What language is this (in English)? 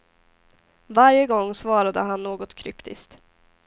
Swedish